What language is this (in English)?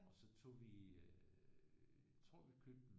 Danish